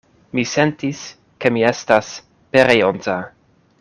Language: Esperanto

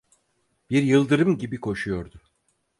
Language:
Turkish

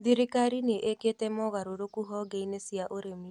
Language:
Kikuyu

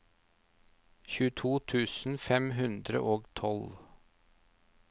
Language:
Norwegian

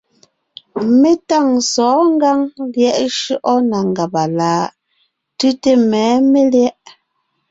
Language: Ngiemboon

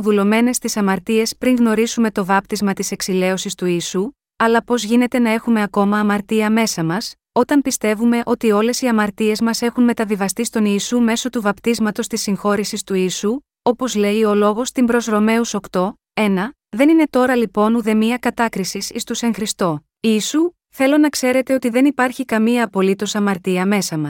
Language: Greek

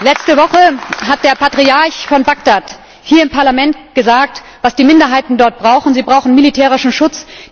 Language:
German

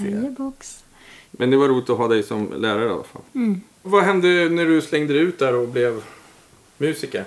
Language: Swedish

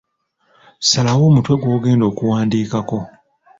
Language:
Ganda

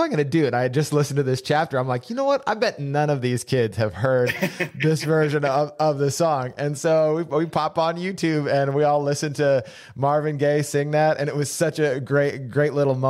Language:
English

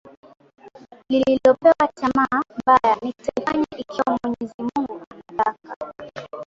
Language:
Swahili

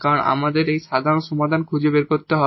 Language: Bangla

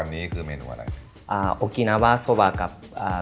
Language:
Thai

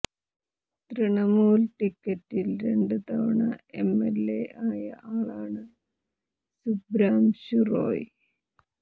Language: Malayalam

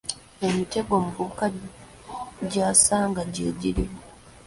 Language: Ganda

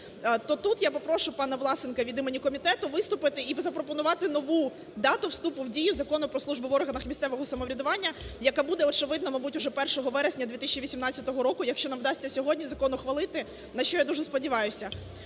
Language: Ukrainian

